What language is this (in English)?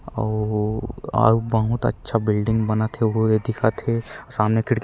Chhattisgarhi